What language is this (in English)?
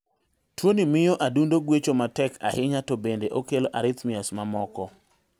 Luo (Kenya and Tanzania)